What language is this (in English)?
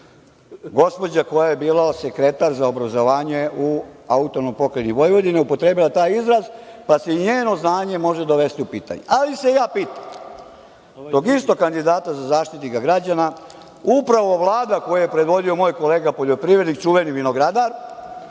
Serbian